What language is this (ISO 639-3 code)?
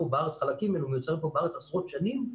heb